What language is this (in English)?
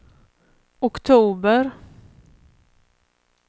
Swedish